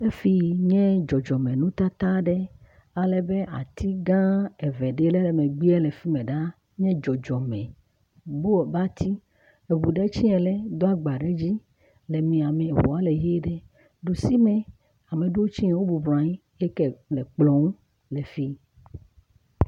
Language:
Ewe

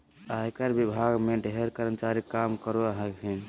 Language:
Magahi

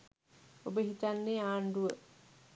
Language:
Sinhala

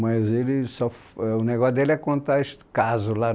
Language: Portuguese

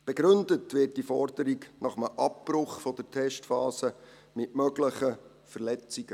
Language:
Swiss German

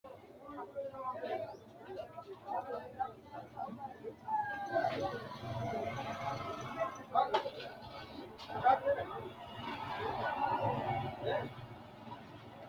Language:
Sidamo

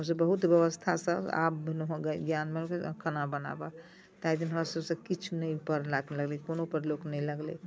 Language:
Maithili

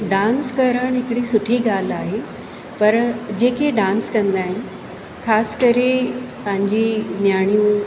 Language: Sindhi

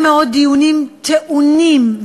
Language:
Hebrew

